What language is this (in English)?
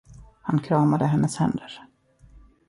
Swedish